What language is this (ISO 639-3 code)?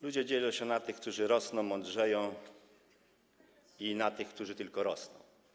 pol